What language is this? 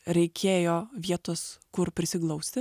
Lithuanian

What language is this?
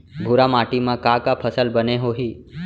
Chhattisgarhi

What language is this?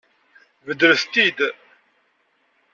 Kabyle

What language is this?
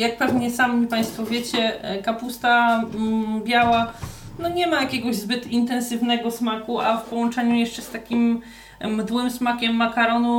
Polish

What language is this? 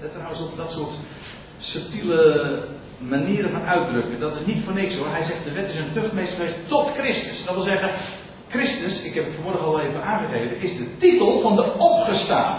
Dutch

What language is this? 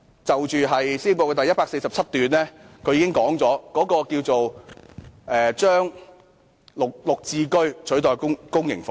Cantonese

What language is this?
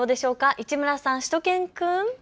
Japanese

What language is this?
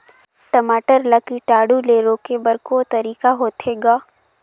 Chhattisgarhi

